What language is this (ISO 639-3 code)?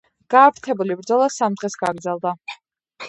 kat